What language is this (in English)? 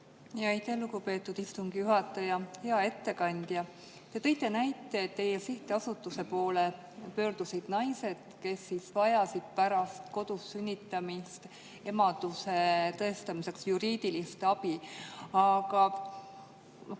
Estonian